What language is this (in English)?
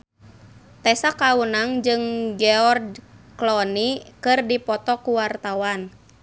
Sundanese